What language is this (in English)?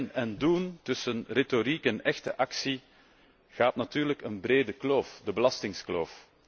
Dutch